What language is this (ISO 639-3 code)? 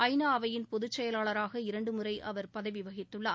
tam